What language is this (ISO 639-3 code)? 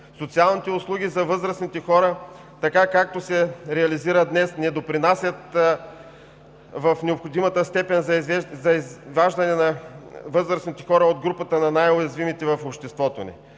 bul